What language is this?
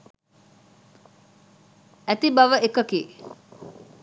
Sinhala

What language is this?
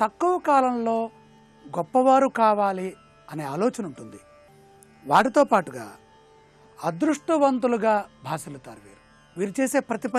Romanian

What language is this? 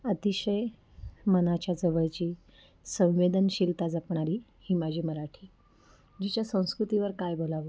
Marathi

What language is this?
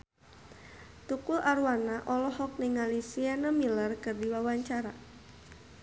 Sundanese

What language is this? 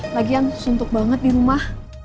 Indonesian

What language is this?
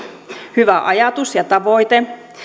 Finnish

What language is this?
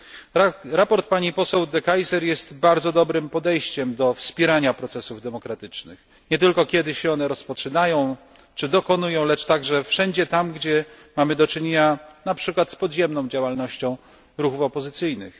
Polish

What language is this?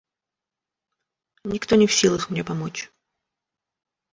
Russian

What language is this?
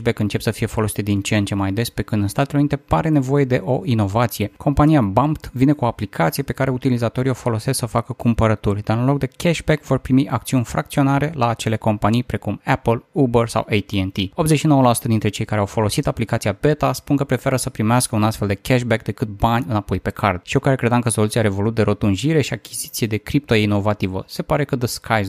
Romanian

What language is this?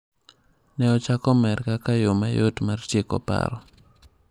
Luo (Kenya and Tanzania)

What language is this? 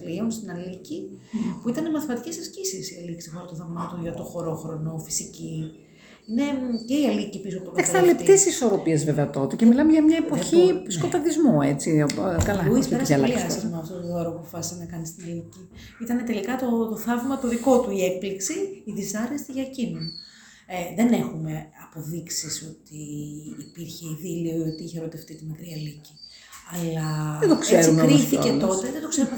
Greek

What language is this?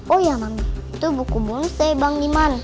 Indonesian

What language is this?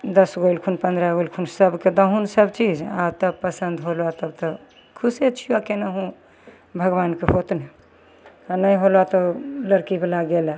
Maithili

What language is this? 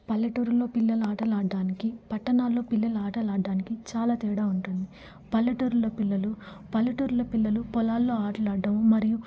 Telugu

